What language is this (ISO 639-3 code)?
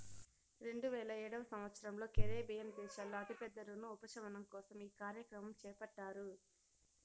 tel